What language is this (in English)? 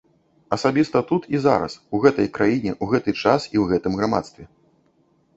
Belarusian